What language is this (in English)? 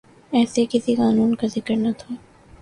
Urdu